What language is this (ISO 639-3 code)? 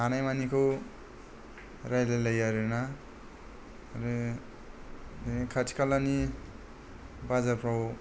brx